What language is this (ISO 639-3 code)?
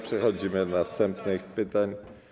pol